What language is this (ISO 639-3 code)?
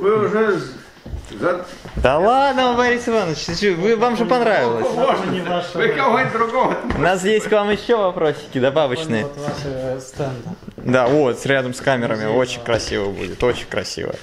rus